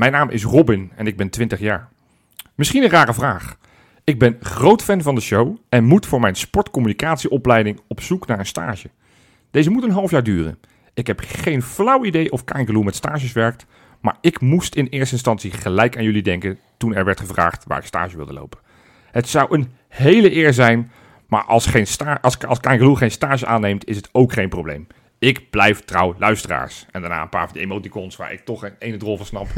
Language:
Dutch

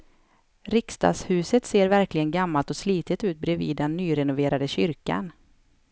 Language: Swedish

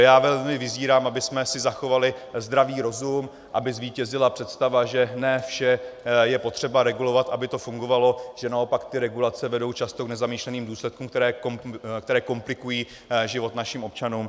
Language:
Czech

